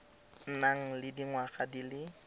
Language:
Tswana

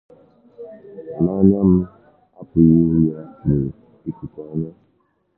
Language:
Igbo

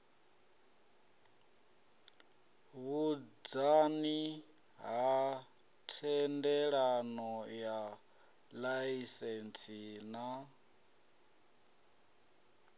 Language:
Venda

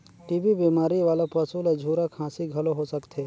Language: Chhattisgarhi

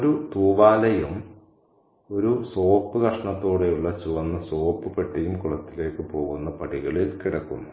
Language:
Malayalam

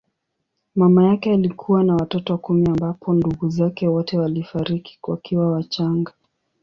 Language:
Swahili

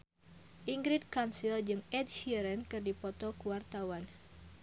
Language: Sundanese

